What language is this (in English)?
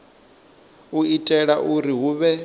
Venda